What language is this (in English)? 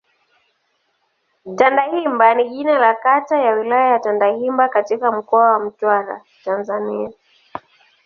Swahili